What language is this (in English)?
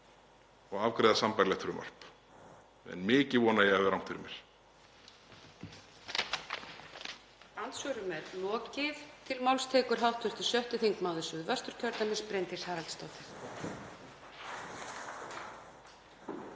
Icelandic